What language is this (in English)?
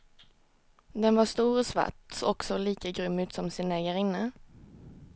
Swedish